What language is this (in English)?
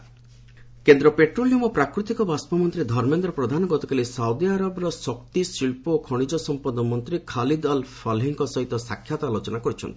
Odia